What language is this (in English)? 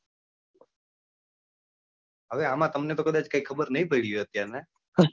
Gujarati